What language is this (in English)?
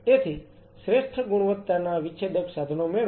Gujarati